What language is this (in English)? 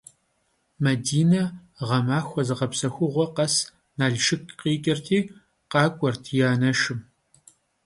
Kabardian